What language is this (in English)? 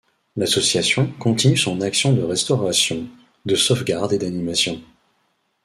French